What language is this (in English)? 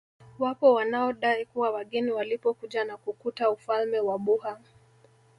Swahili